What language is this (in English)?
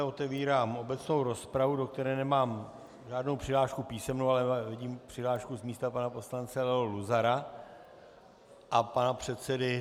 Czech